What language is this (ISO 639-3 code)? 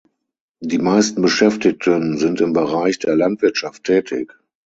deu